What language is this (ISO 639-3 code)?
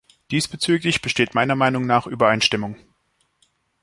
deu